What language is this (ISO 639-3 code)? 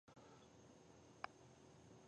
pus